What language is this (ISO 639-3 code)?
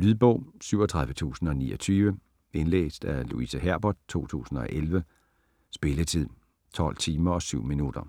dan